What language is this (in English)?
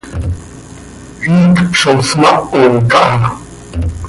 Seri